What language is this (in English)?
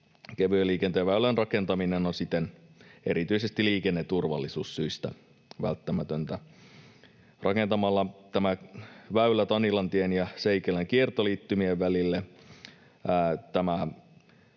Finnish